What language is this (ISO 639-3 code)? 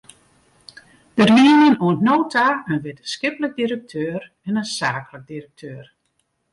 fry